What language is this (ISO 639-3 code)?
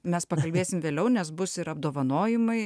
lit